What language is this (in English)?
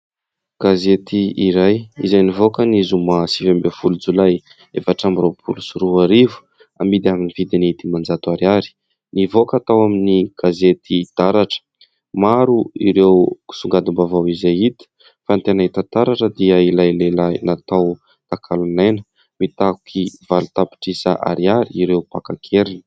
Malagasy